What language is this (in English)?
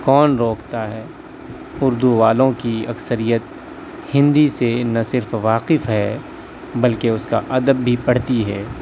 Urdu